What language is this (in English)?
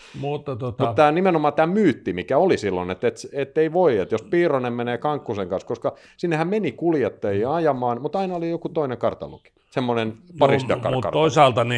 Finnish